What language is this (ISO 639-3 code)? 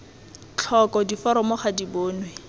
tsn